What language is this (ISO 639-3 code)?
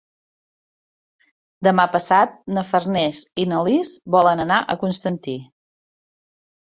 cat